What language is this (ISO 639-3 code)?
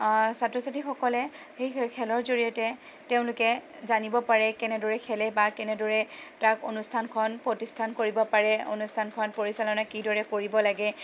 asm